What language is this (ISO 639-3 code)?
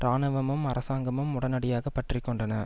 tam